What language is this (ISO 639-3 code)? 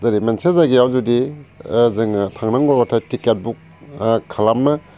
brx